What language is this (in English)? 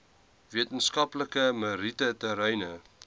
Afrikaans